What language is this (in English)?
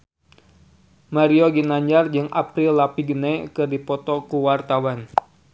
Sundanese